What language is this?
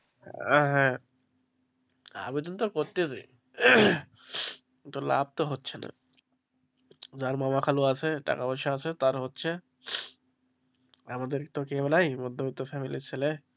Bangla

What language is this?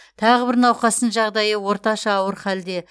Kazakh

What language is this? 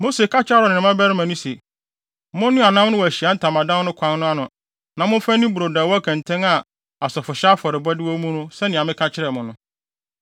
Akan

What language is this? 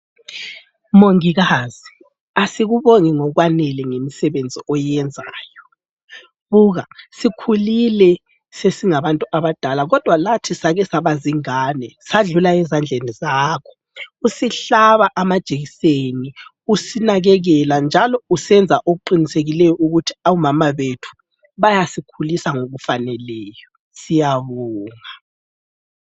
North Ndebele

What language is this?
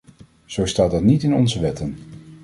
Dutch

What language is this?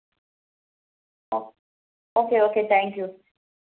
Malayalam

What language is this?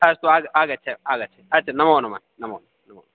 Sanskrit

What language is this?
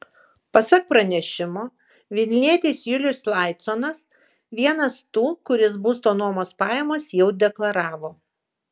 Lithuanian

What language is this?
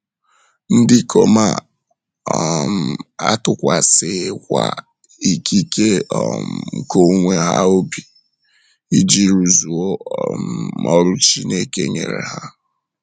Igbo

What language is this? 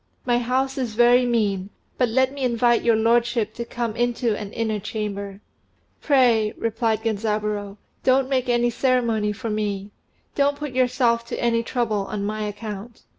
English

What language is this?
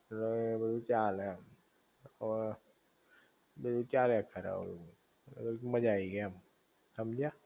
Gujarati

